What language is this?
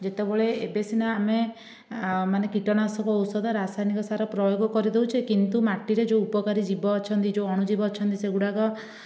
Odia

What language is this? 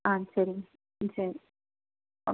Tamil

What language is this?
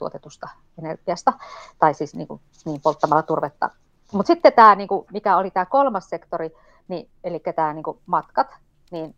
Finnish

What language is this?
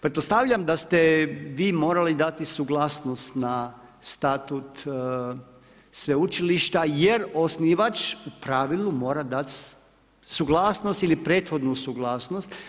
Croatian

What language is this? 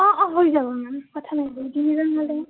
Assamese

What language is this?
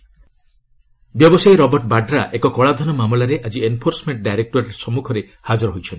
Odia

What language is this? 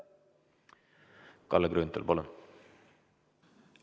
Estonian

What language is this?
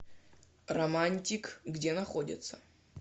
Russian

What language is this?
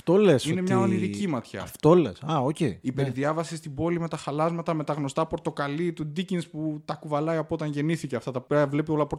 Greek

